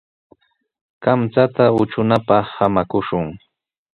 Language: Sihuas Ancash Quechua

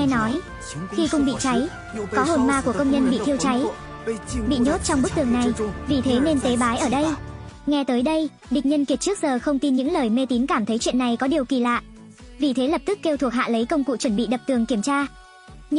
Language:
Vietnamese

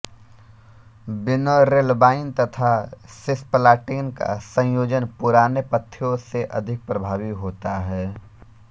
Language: Hindi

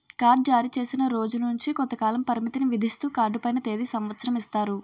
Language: Telugu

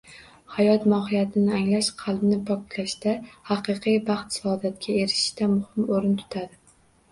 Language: Uzbek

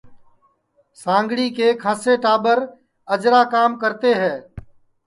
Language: Sansi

